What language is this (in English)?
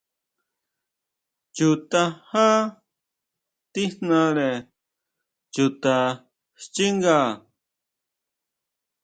Huautla Mazatec